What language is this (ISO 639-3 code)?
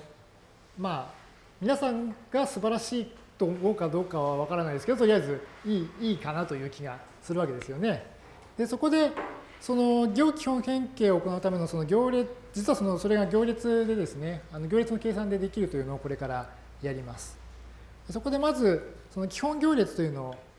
jpn